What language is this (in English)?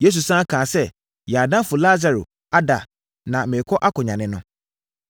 Akan